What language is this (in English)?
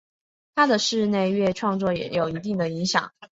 Chinese